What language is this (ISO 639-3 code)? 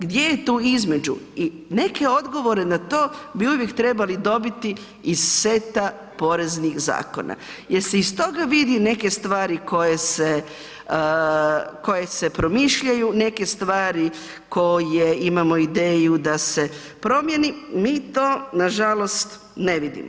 hrv